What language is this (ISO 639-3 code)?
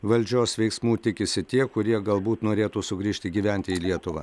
lit